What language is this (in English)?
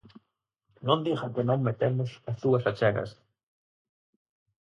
Galician